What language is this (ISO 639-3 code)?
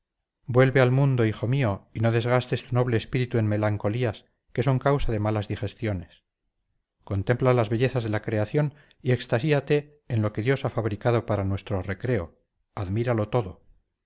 spa